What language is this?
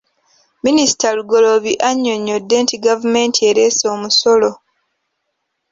Ganda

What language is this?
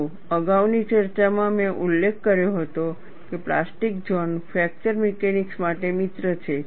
Gujarati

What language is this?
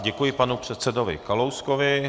Czech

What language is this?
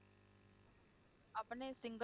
Punjabi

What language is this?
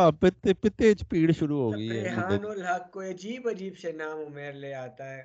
Urdu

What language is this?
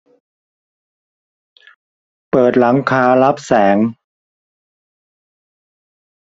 Thai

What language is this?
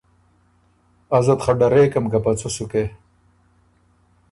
Ormuri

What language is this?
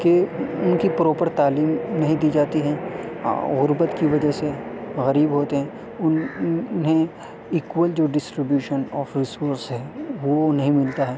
Urdu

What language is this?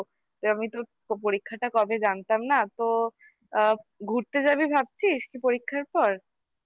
Bangla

